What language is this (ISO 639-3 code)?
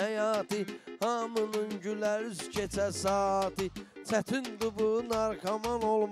tur